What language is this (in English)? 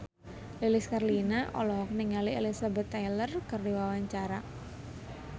Sundanese